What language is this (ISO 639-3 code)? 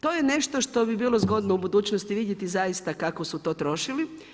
hrv